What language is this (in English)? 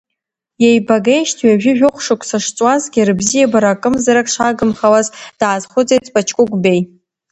Abkhazian